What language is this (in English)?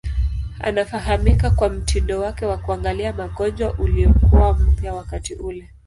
Swahili